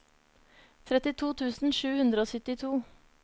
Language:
Norwegian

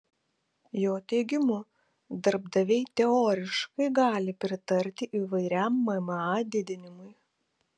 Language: Lithuanian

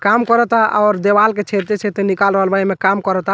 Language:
Bhojpuri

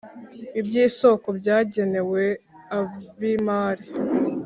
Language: Kinyarwanda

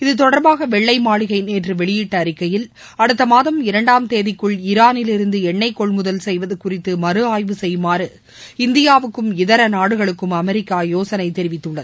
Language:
Tamil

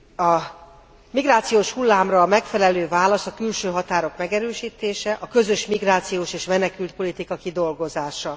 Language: Hungarian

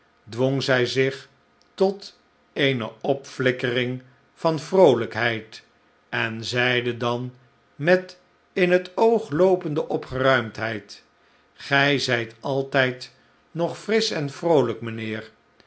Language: Dutch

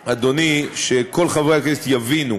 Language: Hebrew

